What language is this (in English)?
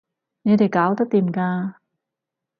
Cantonese